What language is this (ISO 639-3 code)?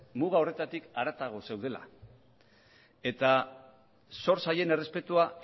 eus